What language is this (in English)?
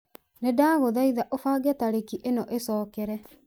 Kikuyu